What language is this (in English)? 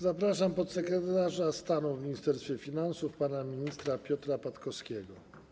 Polish